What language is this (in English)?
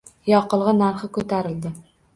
Uzbek